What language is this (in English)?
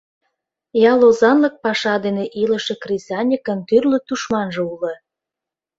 Mari